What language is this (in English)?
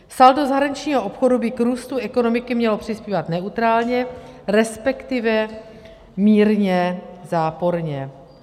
Czech